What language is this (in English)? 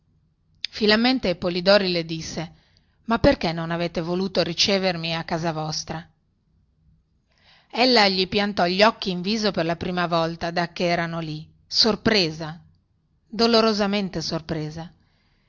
Italian